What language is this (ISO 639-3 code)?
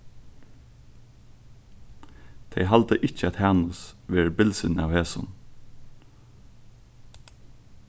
fao